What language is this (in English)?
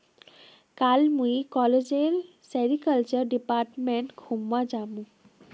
Magahi